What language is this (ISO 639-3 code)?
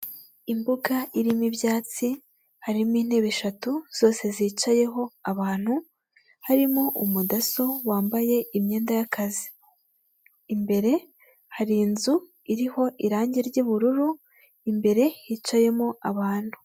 kin